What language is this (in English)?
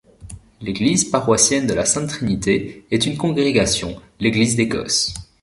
French